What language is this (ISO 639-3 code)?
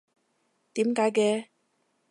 yue